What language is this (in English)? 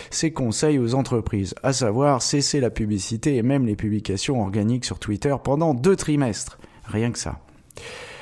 French